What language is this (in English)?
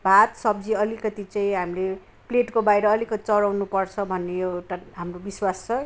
Nepali